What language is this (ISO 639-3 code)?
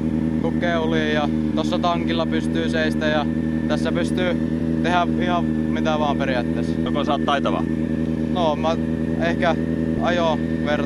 fin